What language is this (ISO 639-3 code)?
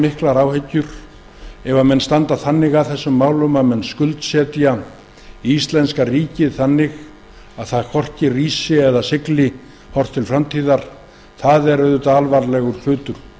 isl